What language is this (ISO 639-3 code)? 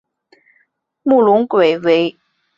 zho